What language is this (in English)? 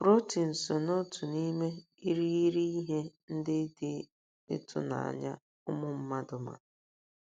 Igbo